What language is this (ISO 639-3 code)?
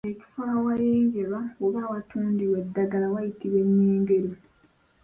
lug